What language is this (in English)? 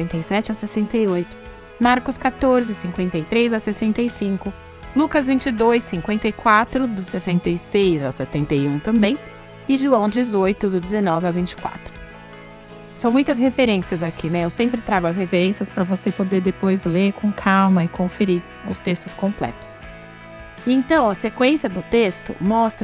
Portuguese